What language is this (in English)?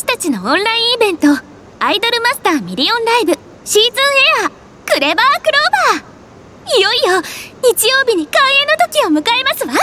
Japanese